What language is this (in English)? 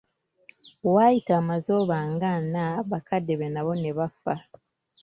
Ganda